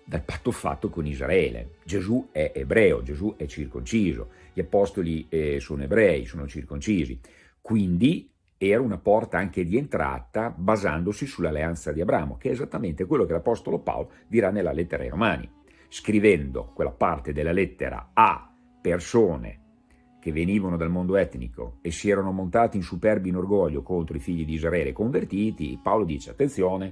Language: Italian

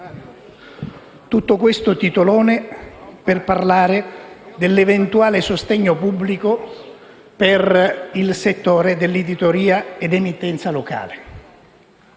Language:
Italian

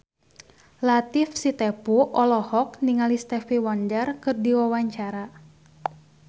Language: Sundanese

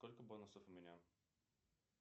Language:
Russian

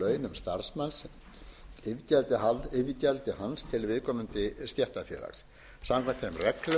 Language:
Icelandic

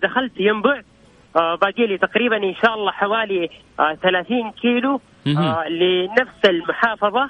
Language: Arabic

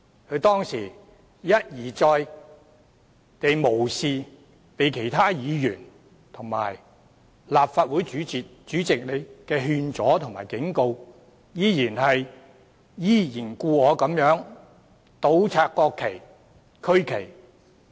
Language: Cantonese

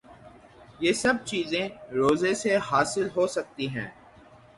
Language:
Urdu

